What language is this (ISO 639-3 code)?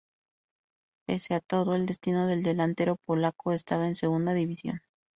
spa